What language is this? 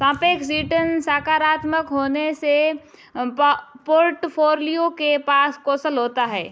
Hindi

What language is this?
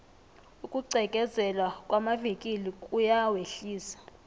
South Ndebele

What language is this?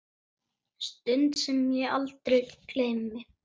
Icelandic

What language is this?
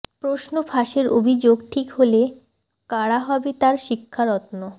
Bangla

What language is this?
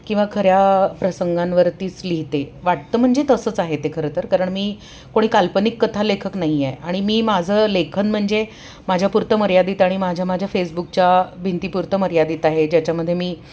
Marathi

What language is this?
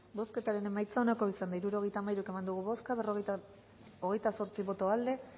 Basque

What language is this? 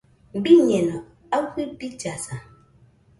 Nüpode Huitoto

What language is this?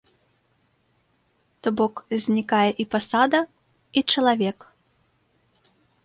Belarusian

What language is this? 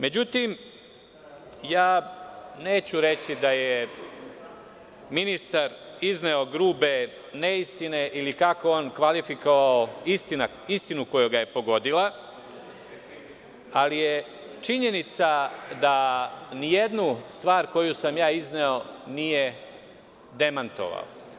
Serbian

